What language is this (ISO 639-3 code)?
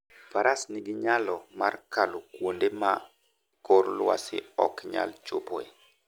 luo